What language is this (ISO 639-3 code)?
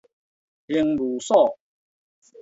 nan